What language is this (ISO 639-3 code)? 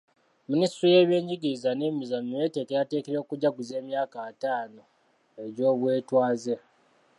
lug